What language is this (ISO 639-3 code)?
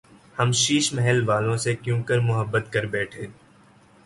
urd